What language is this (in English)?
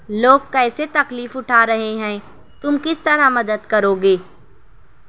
Urdu